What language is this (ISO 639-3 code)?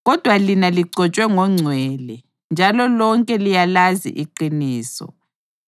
nde